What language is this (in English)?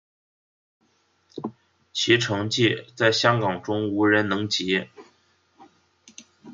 Chinese